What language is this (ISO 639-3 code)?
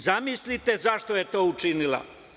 srp